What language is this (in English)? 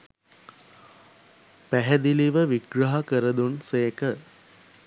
Sinhala